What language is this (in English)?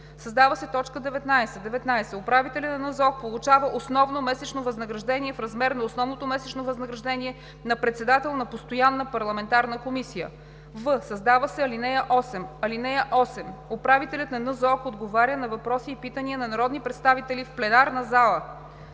Bulgarian